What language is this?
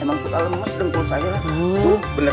Indonesian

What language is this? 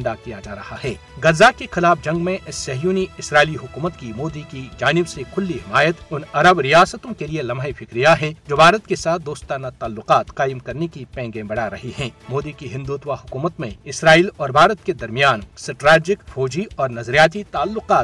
Urdu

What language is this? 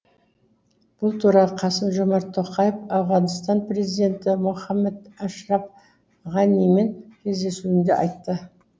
Kazakh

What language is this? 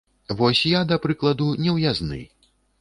Belarusian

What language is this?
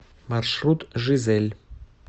Russian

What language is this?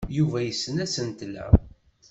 Kabyle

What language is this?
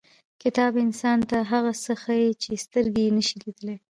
Pashto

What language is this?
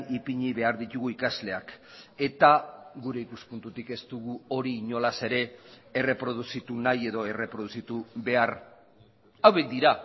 Basque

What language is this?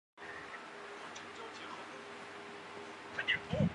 Chinese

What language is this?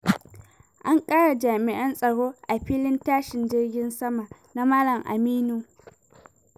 Hausa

